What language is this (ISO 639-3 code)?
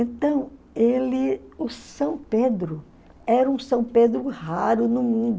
por